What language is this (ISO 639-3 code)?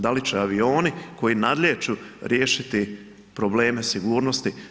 hrv